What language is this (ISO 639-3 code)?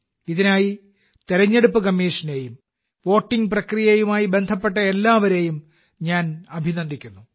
mal